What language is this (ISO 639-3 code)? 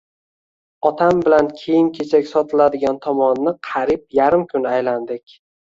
uzb